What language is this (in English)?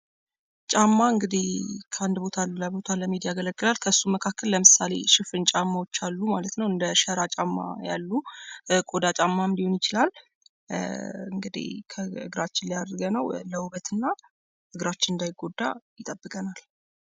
Amharic